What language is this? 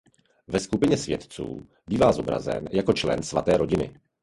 Czech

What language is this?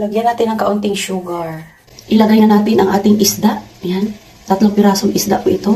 Filipino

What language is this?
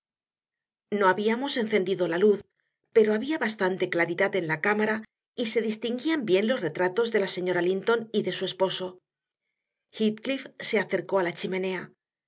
Spanish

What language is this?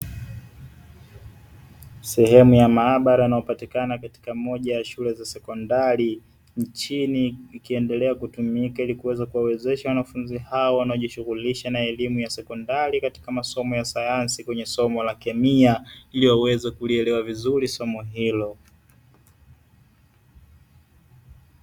Swahili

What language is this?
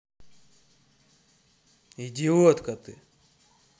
Russian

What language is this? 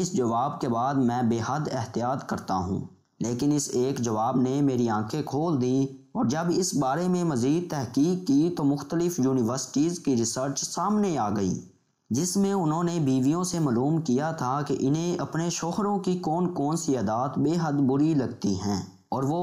Urdu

